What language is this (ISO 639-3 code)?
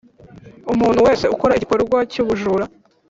kin